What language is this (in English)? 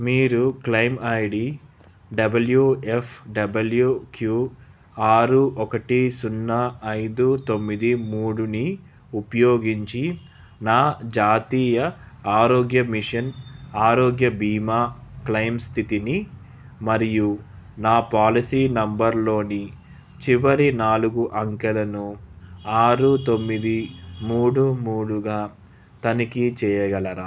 Telugu